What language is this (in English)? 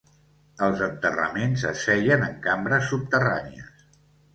Catalan